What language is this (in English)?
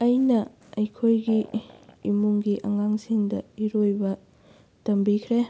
Manipuri